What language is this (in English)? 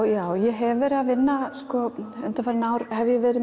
Icelandic